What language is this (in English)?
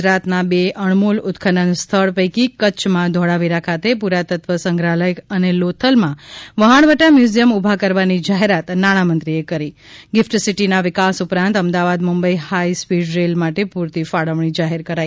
Gujarati